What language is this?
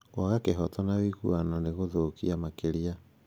Kikuyu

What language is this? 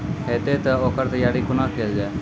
Maithili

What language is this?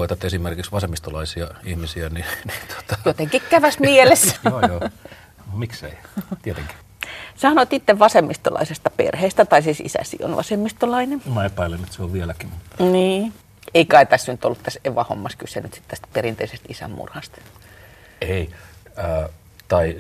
Finnish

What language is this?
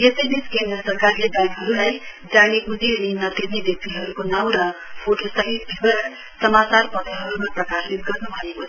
Nepali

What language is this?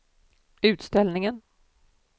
Swedish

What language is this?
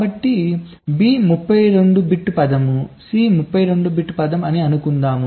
Telugu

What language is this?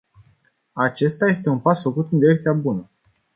Romanian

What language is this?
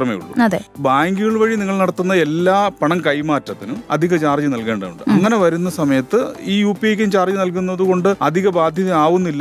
Malayalam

